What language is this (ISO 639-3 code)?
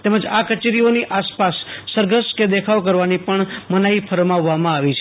guj